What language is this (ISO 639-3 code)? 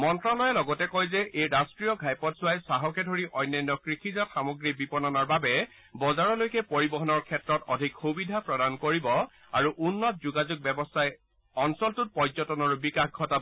asm